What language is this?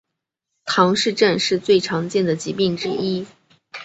Chinese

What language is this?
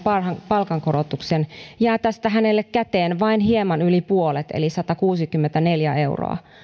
Finnish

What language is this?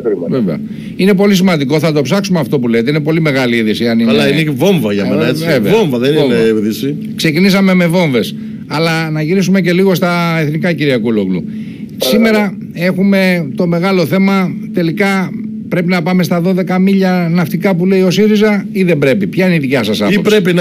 Greek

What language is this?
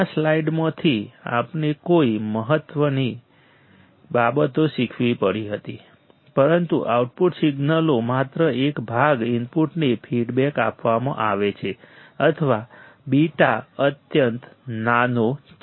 Gujarati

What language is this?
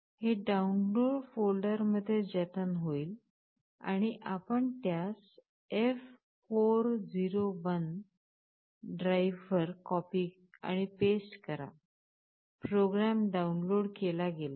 Marathi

